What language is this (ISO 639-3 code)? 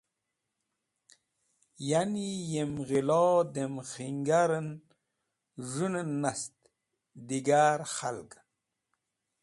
wbl